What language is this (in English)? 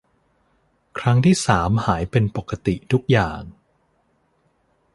Thai